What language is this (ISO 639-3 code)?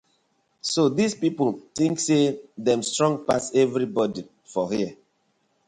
pcm